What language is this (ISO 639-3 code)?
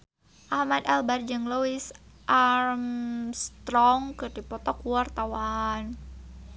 sun